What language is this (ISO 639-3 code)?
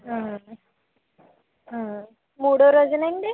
tel